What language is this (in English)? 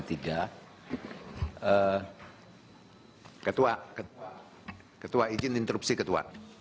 Indonesian